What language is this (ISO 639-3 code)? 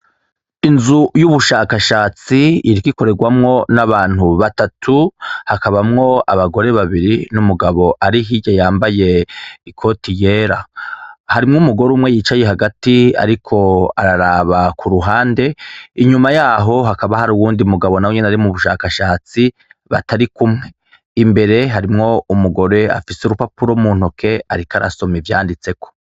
run